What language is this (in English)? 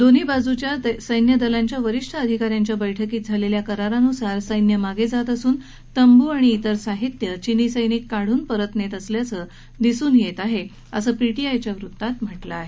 Marathi